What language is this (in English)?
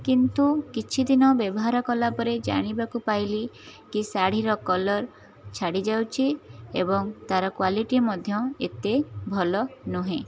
Odia